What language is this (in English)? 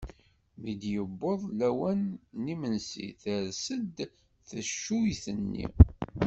Kabyle